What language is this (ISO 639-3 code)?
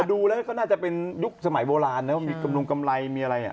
tha